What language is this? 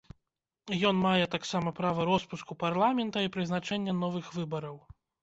Belarusian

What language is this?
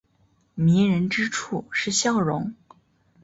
Chinese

